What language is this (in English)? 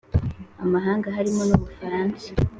Kinyarwanda